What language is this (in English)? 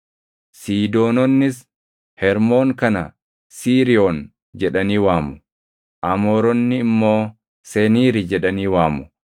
Oromo